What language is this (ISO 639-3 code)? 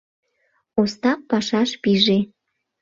chm